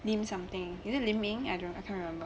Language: English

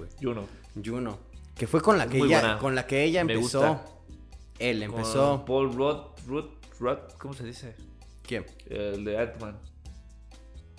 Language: Spanish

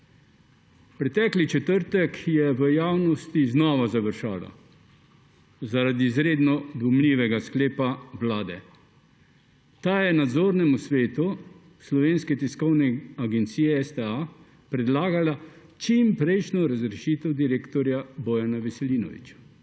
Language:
Slovenian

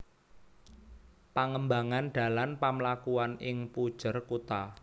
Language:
Javanese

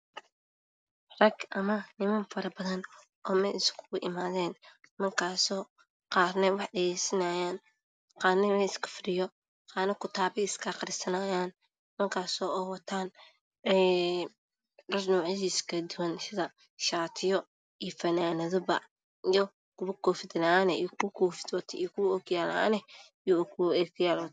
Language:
Somali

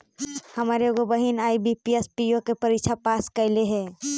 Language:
Magahi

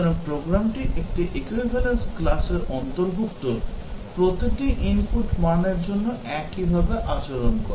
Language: Bangla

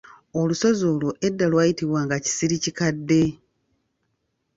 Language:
Ganda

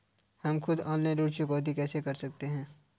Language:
Hindi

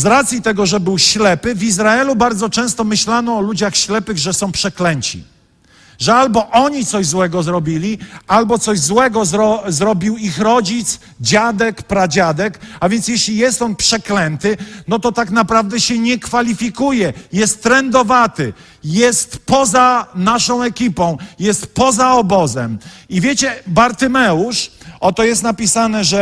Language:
Polish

